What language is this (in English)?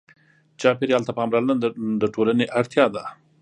Pashto